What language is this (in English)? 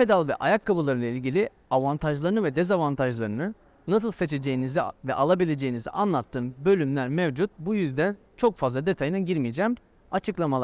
Turkish